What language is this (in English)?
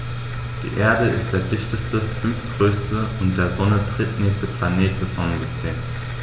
German